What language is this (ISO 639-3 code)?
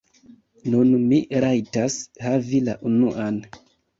epo